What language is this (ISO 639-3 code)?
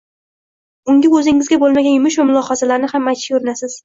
uzb